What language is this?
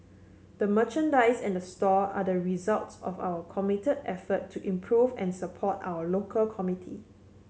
English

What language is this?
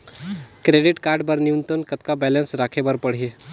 Chhattisgarhi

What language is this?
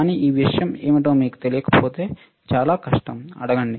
Telugu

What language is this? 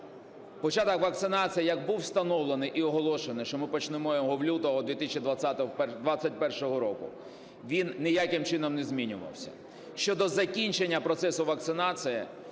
Ukrainian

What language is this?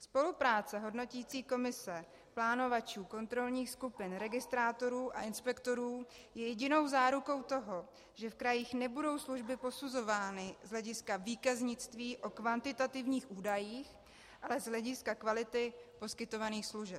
Czech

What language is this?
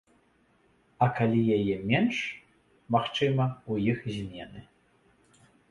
Belarusian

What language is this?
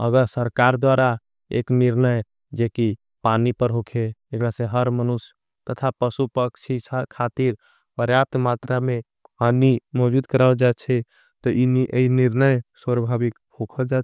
Angika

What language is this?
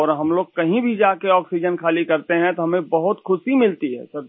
Hindi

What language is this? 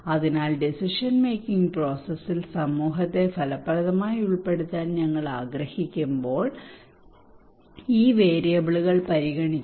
Malayalam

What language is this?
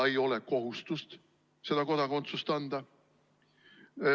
Estonian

